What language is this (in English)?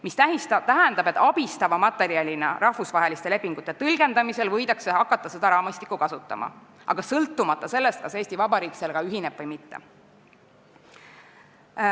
Estonian